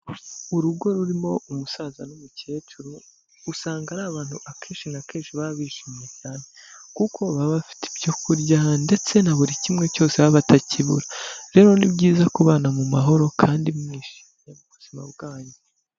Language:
Kinyarwanda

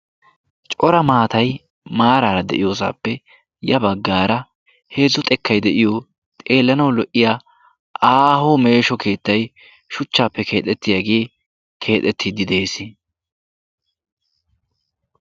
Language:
Wolaytta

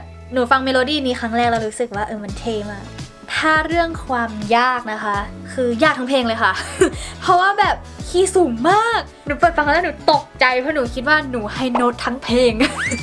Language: Thai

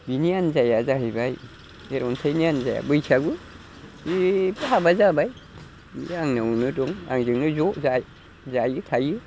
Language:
Bodo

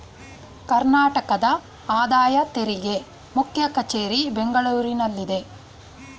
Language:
Kannada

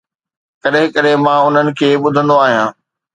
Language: Sindhi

